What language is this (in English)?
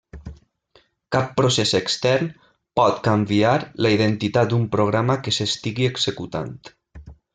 Catalan